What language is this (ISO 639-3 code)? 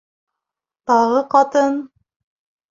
bak